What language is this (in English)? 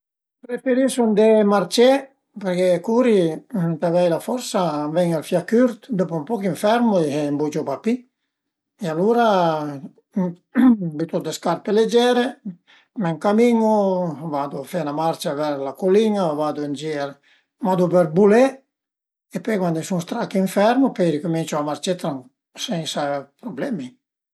Piedmontese